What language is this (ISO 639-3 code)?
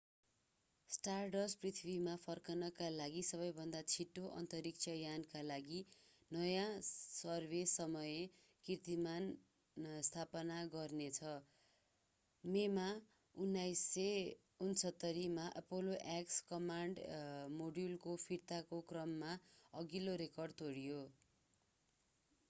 nep